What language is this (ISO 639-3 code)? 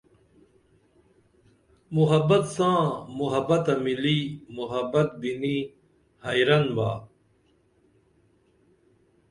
dml